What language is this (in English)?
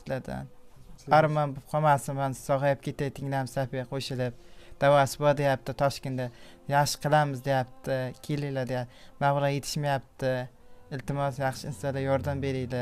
Turkish